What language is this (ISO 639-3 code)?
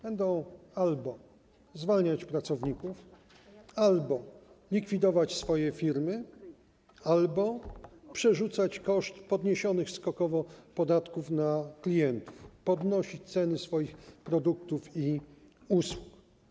pol